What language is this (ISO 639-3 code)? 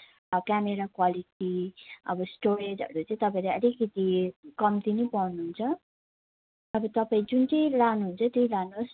nep